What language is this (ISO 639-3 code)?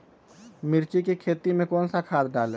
mag